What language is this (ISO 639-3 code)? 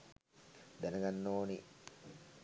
sin